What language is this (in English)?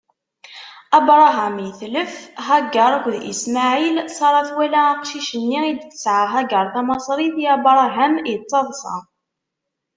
Kabyle